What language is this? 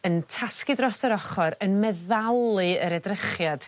Welsh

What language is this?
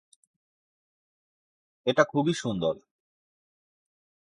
Bangla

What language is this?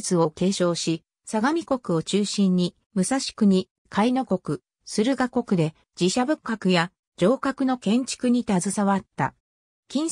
Japanese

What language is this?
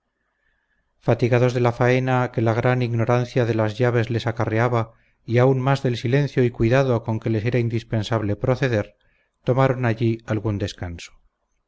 Spanish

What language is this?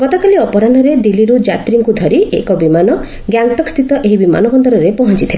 Odia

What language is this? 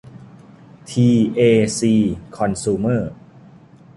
Thai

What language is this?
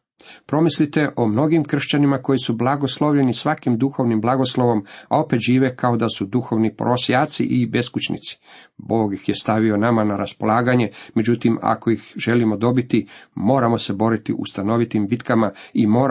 Croatian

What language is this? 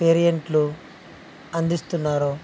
Telugu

